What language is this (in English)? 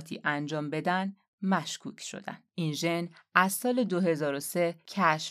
Persian